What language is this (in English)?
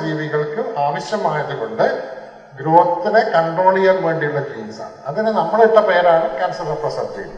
Malayalam